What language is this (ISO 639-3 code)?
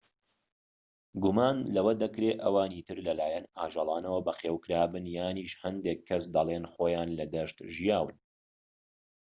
ckb